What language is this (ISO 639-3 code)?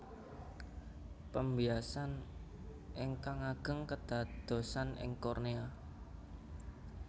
jav